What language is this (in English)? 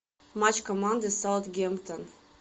Russian